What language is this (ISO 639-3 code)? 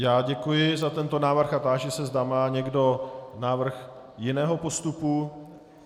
ces